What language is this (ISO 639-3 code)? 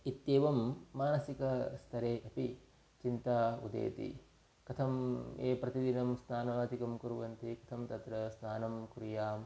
san